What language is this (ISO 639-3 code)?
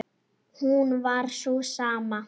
isl